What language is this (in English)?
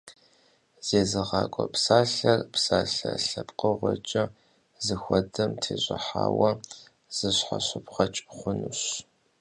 Kabardian